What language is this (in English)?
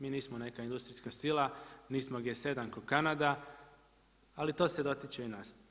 Croatian